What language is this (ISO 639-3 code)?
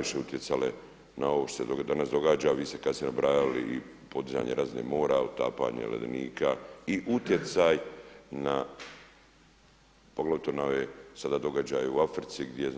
hrv